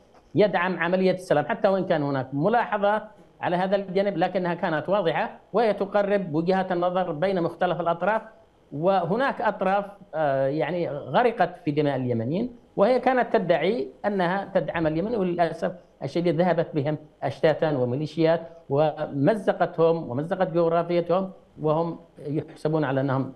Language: Arabic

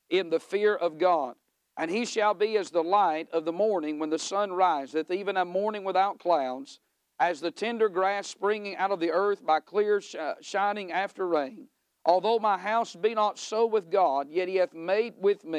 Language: English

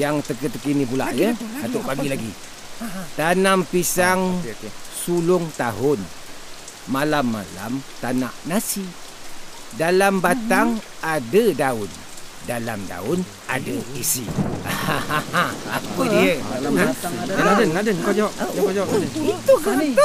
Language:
Malay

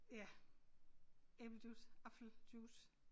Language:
Danish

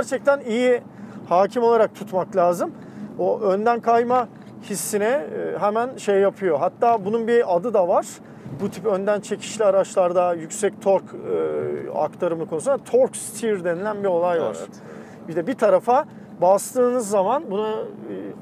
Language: Turkish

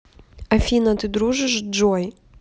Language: Russian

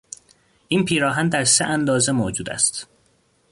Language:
Persian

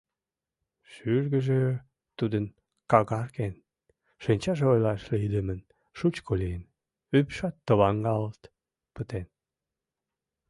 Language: Mari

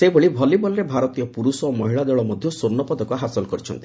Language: Odia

